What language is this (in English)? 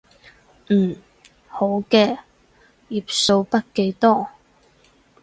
Cantonese